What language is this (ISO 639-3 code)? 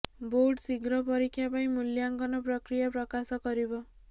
ori